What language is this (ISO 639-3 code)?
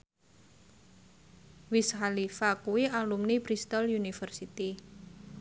jav